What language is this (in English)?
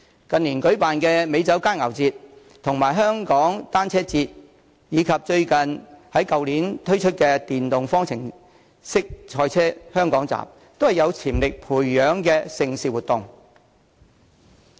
Cantonese